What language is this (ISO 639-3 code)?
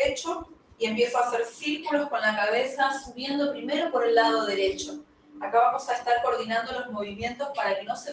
spa